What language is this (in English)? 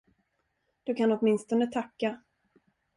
Swedish